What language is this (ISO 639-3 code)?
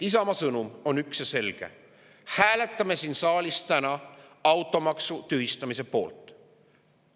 est